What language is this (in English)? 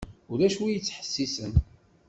Kabyle